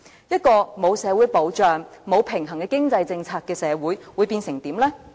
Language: Cantonese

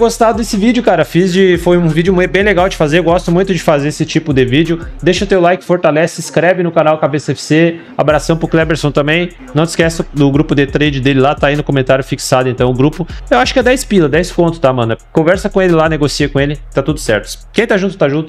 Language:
Portuguese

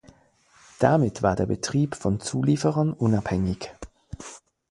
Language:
German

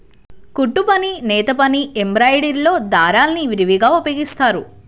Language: Telugu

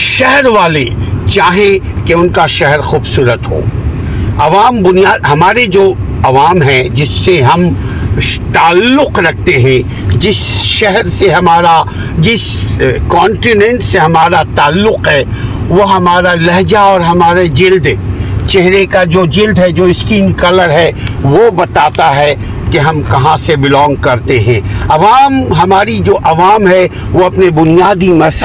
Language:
Urdu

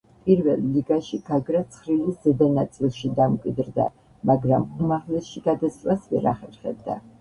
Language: Georgian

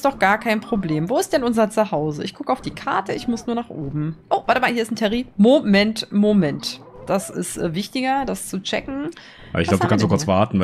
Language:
German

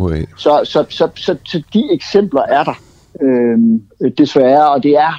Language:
Danish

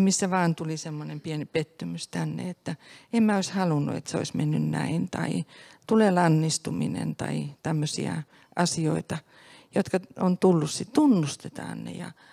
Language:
Finnish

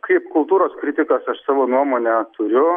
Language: Lithuanian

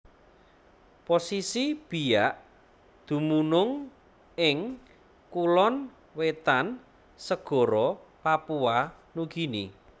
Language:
Javanese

